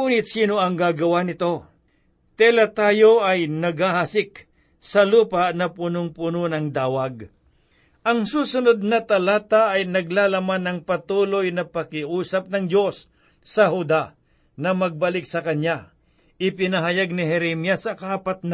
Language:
Filipino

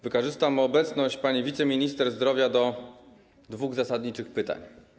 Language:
Polish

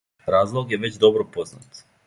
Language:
Serbian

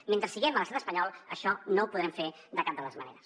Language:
Catalan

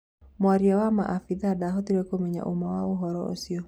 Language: Kikuyu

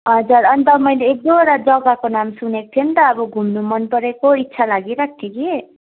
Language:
Nepali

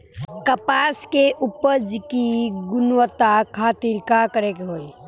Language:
Bhojpuri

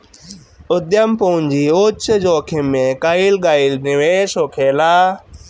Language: Bhojpuri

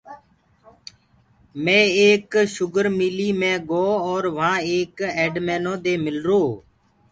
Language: Gurgula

